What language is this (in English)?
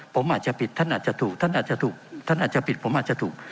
Thai